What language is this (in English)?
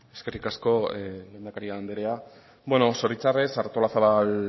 Basque